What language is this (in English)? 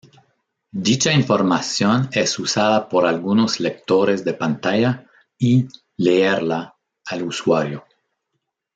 Spanish